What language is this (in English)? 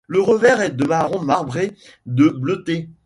French